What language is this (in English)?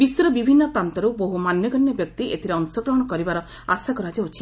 Odia